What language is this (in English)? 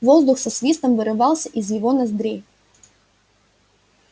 Russian